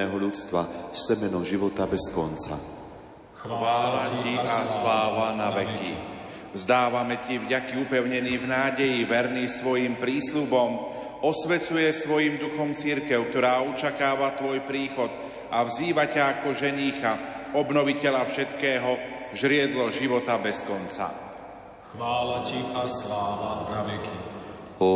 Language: Slovak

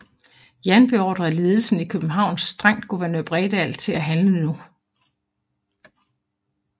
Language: Danish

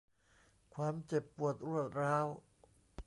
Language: Thai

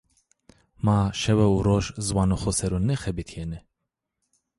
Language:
Zaza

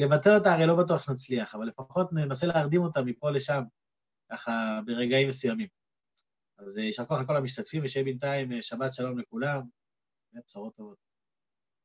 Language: Hebrew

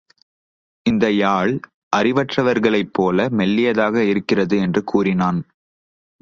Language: Tamil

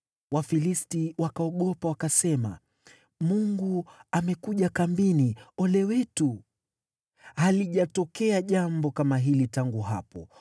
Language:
Swahili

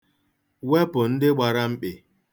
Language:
Igbo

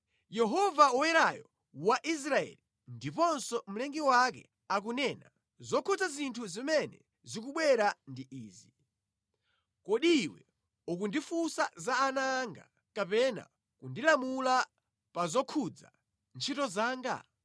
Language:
Nyanja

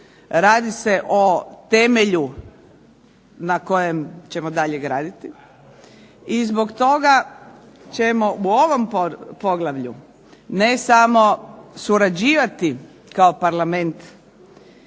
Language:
Croatian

